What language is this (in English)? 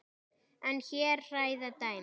Icelandic